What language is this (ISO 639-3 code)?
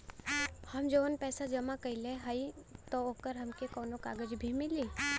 bho